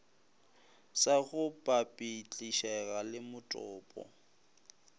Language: Northern Sotho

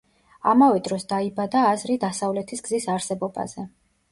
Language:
Georgian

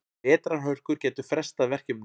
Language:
Icelandic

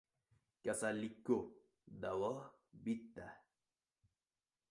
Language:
Uzbek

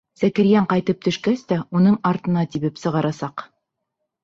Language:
Bashkir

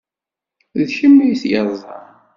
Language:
Kabyle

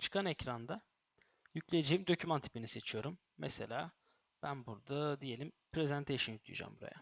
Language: Turkish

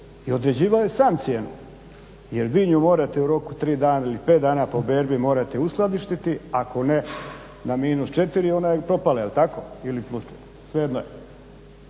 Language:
Croatian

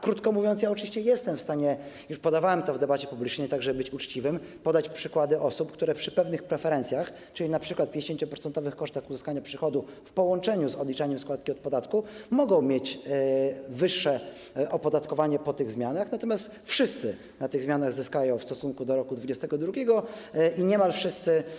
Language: Polish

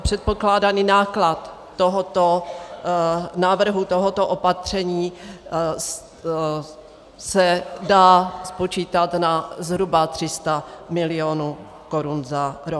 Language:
Czech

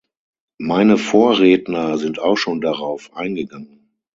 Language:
German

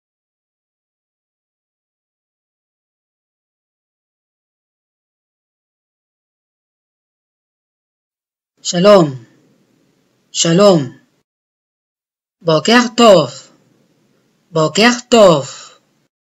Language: Hebrew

